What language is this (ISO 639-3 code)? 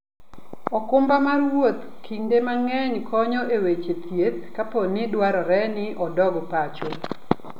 luo